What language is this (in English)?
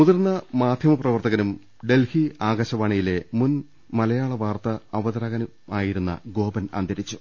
Malayalam